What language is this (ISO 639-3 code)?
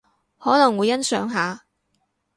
yue